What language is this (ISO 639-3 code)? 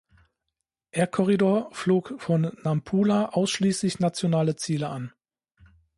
deu